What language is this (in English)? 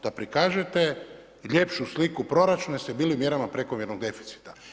Croatian